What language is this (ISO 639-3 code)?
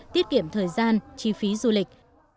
vie